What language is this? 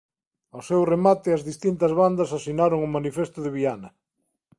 Galician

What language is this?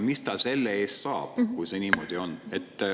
Estonian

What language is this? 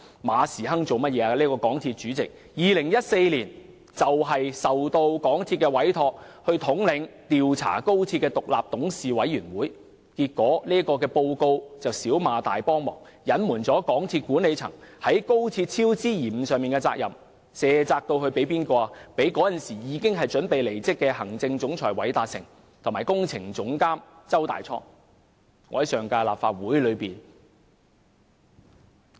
Cantonese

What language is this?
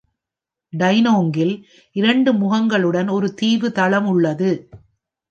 Tamil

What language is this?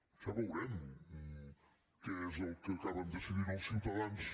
Catalan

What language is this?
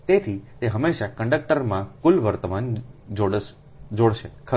Gujarati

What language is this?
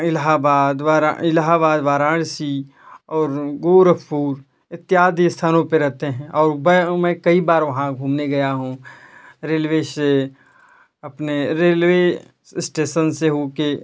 Hindi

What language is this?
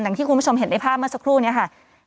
Thai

